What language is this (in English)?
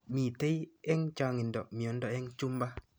Kalenjin